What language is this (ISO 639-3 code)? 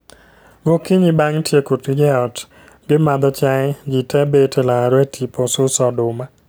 luo